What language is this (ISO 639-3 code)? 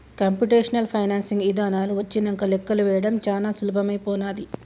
tel